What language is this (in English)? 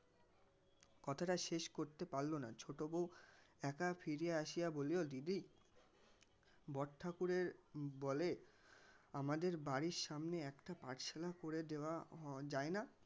Bangla